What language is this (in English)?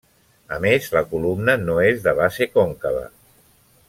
Catalan